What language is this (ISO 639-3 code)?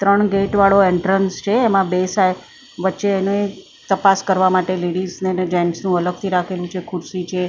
guj